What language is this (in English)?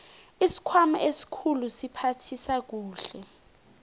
South Ndebele